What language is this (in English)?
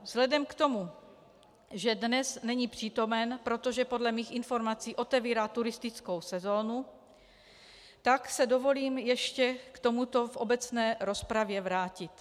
Czech